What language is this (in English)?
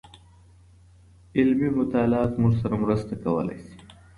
Pashto